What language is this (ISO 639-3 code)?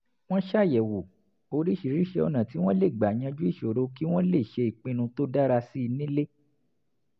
yor